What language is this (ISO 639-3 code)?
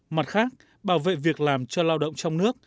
vie